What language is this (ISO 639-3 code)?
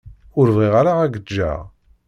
kab